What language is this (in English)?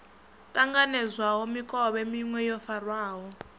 Venda